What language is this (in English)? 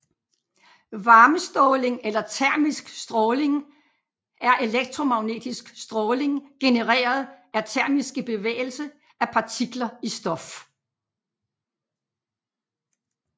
Danish